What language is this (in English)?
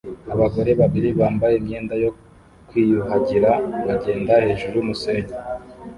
Kinyarwanda